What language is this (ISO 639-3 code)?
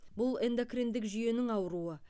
kaz